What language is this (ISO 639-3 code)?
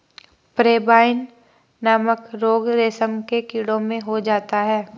hin